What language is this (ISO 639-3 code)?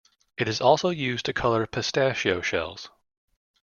eng